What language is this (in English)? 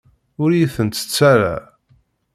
Kabyle